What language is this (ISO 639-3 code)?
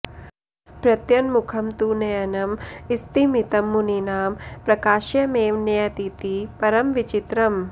san